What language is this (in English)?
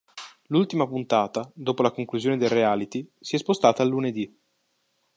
Italian